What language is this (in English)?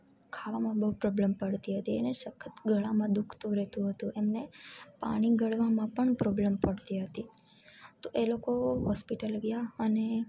Gujarati